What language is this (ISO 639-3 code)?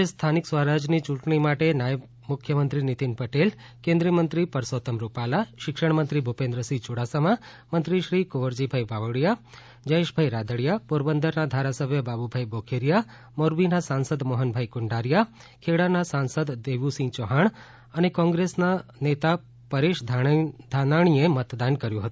guj